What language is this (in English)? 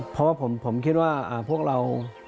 Thai